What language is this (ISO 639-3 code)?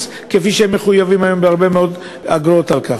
heb